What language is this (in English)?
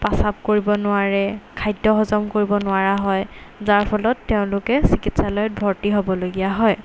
Assamese